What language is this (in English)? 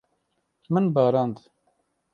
Kurdish